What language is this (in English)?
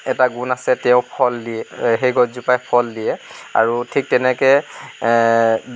Assamese